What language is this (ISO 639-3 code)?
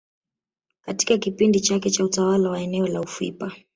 swa